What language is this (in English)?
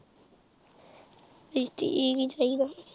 Punjabi